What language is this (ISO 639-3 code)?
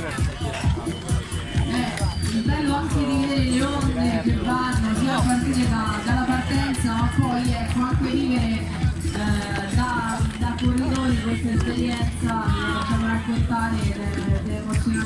ita